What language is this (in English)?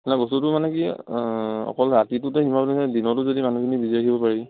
Assamese